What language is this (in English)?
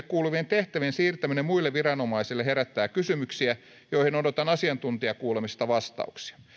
Finnish